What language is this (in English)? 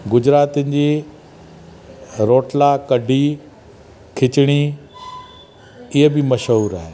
Sindhi